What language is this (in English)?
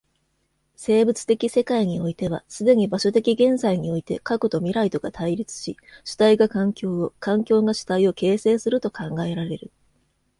Japanese